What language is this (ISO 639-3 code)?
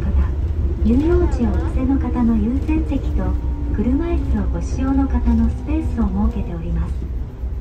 jpn